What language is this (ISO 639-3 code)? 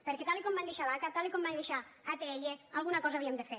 cat